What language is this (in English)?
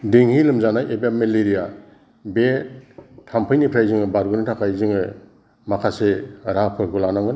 Bodo